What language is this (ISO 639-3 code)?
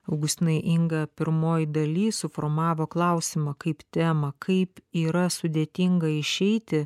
lit